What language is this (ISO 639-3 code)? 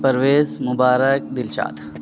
urd